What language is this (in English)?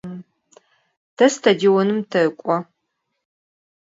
Adyghe